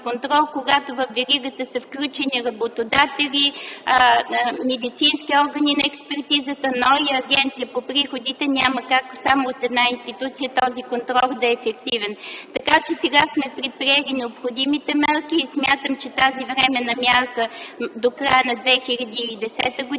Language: Bulgarian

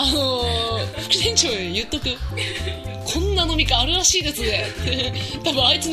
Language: Japanese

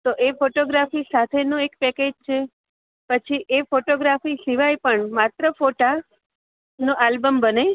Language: Gujarati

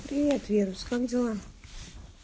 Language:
Russian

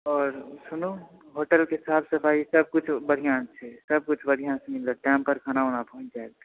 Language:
Maithili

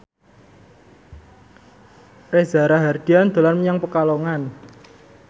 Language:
Javanese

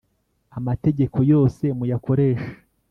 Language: Kinyarwanda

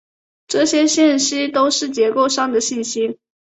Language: Chinese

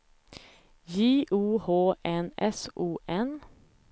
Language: Swedish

